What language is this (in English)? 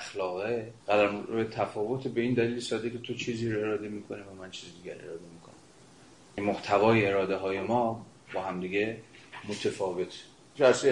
Persian